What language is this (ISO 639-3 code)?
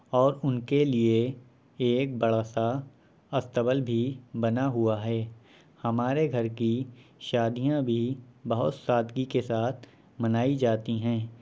urd